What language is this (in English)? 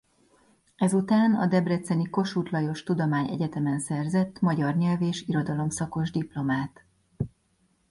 Hungarian